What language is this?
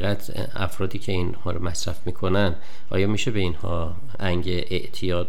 Persian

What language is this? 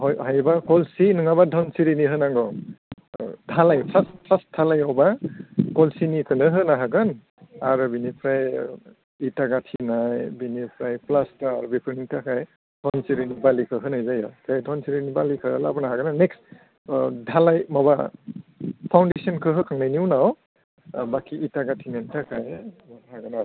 Bodo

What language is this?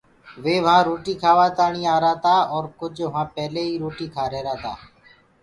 Gurgula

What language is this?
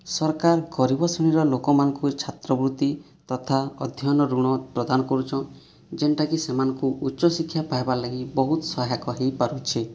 Odia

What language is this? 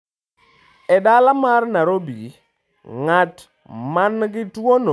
Luo (Kenya and Tanzania)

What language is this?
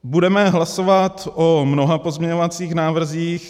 Czech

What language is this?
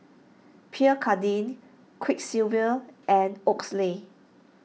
English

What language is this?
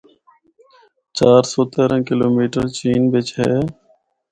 Northern Hindko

